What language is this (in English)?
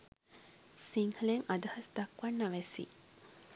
Sinhala